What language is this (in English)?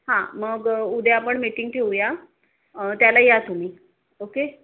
Marathi